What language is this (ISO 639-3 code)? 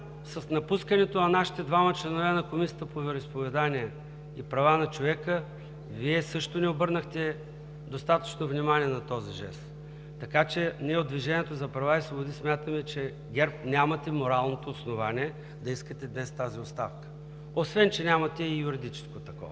bul